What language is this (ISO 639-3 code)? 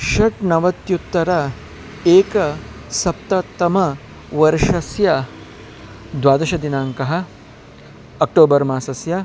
san